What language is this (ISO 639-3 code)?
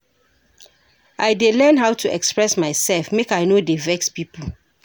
pcm